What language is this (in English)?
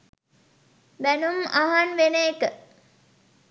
Sinhala